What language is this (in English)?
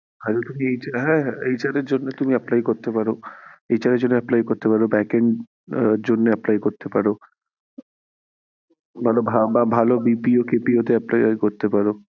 Bangla